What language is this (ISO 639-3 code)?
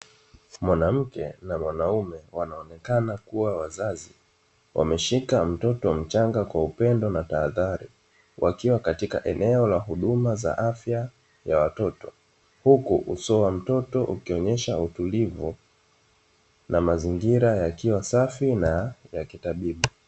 swa